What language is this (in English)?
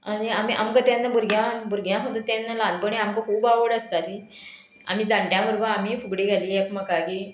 Konkani